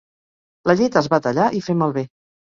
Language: Catalan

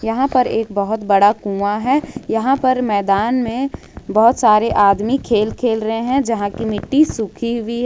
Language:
Hindi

